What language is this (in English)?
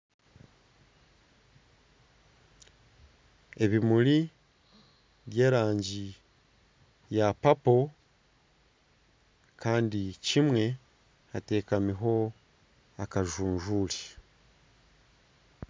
Nyankole